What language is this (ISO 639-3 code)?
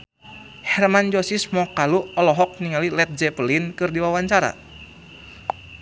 sun